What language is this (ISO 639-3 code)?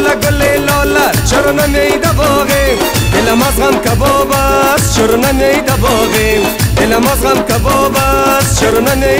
fas